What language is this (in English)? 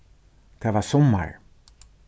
Faroese